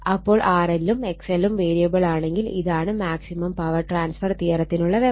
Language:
Malayalam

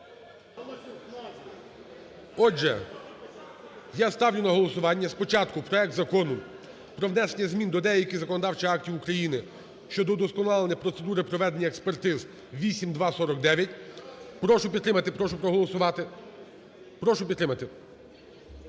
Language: Ukrainian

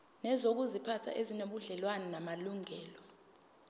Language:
Zulu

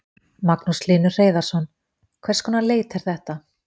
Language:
Icelandic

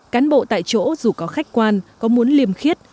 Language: Vietnamese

